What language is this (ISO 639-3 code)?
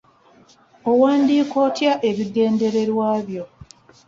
lug